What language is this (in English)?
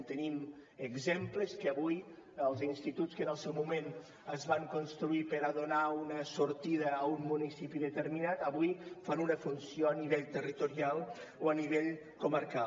Catalan